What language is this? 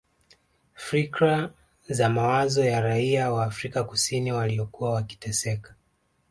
Swahili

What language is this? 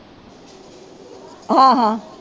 Punjabi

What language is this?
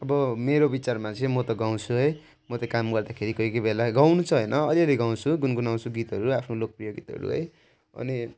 Nepali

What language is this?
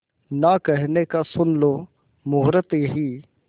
Hindi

